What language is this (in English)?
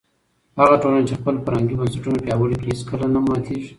Pashto